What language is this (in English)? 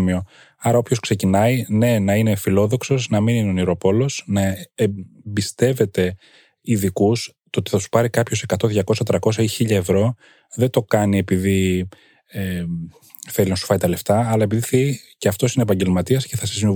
Greek